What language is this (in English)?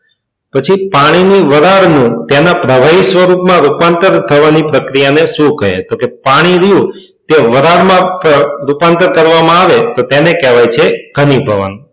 Gujarati